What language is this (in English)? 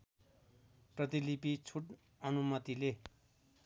Nepali